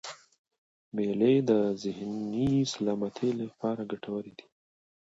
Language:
Pashto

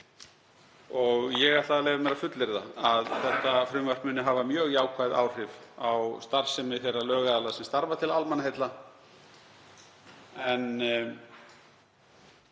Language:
Icelandic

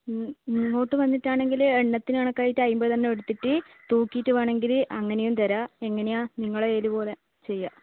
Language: Malayalam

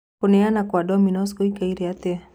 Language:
Kikuyu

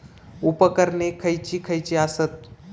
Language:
Marathi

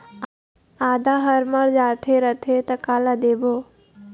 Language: Chhattisgarhi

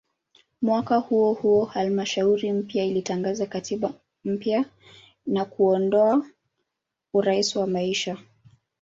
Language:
Swahili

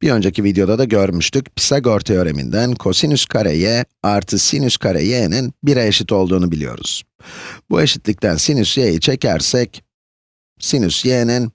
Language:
Turkish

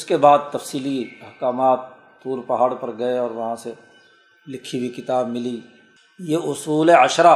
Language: Urdu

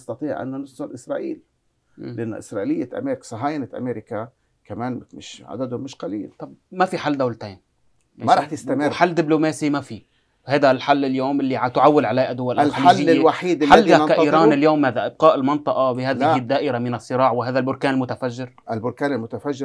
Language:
Arabic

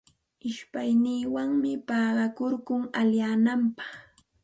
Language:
Santa Ana de Tusi Pasco Quechua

